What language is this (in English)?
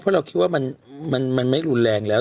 Thai